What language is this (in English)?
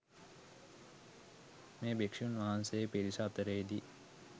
Sinhala